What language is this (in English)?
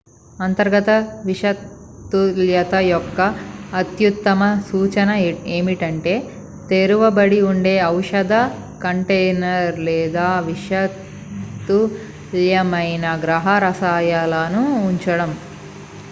Telugu